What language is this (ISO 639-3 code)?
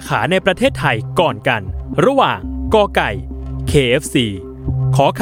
tha